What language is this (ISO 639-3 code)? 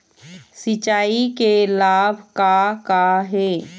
hne